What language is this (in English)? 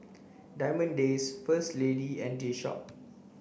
English